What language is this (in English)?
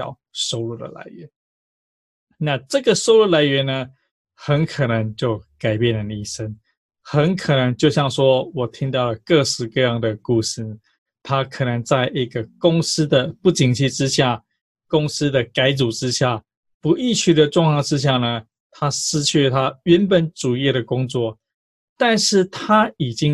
Chinese